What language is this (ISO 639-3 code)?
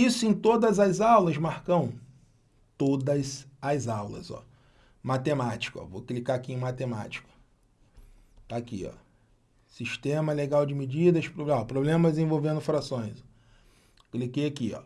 por